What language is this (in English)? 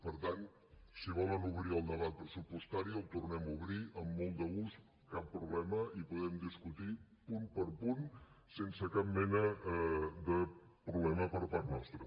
Catalan